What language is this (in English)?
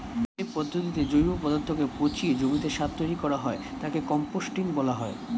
Bangla